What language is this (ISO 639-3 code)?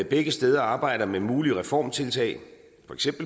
dan